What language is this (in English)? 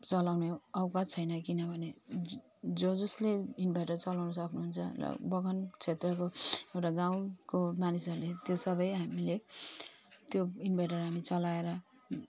Nepali